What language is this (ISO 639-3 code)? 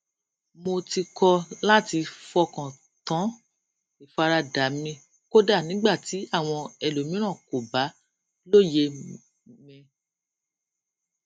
yor